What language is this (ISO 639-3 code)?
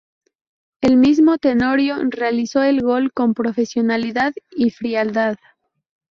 spa